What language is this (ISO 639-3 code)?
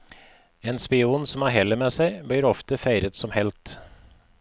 nor